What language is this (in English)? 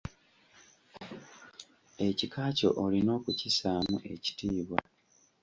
Ganda